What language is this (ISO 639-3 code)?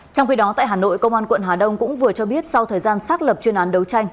vie